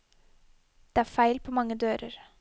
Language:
Norwegian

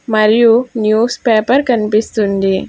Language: Telugu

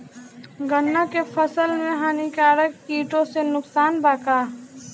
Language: Bhojpuri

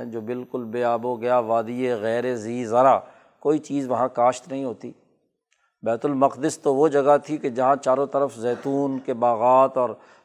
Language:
Urdu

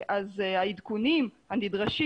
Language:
Hebrew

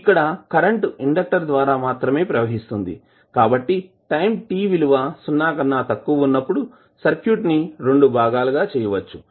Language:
Telugu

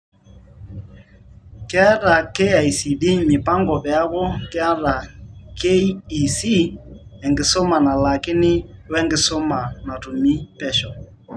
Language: Masai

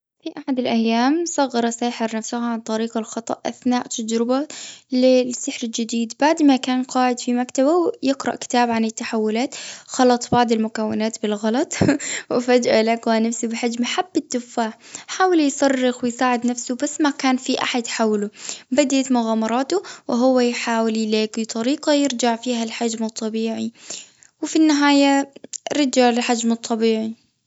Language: Gulf Arabic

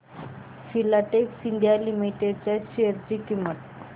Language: Marathi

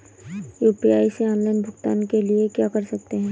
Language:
Hindi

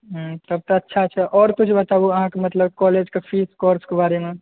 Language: Maithili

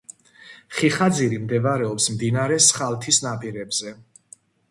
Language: Georgian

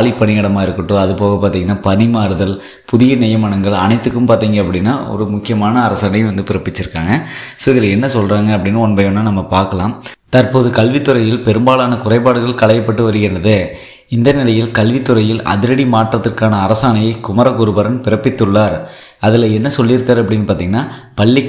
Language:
Indonesian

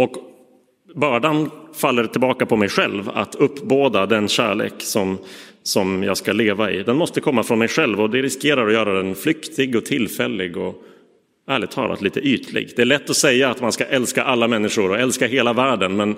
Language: Swedish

